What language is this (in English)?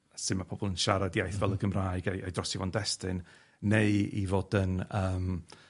Welsh